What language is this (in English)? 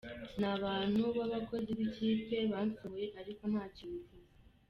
Kinyarwanda